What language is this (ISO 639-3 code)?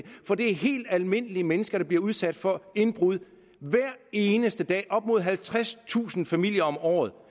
dan